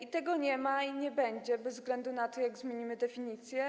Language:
Polish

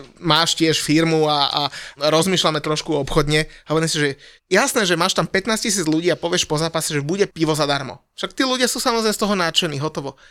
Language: Slovak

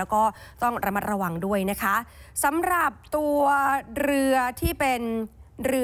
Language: Thai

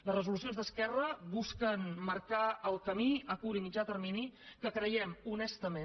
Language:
Catalan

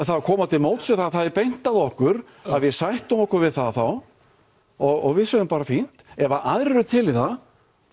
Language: Icelandic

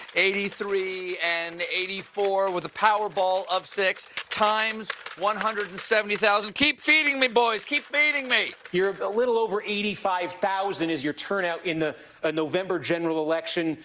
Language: English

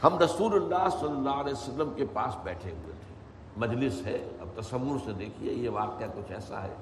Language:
Urdu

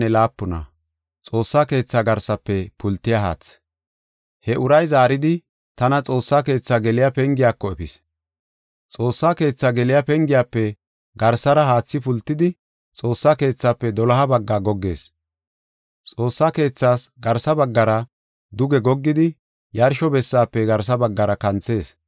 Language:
Gofa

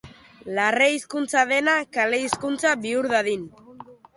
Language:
Basque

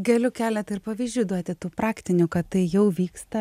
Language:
Lithuanian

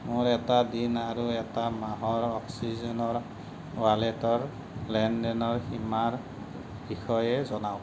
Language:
Assamese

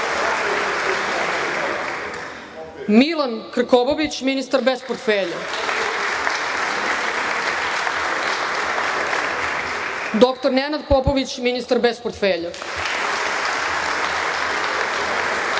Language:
Serbian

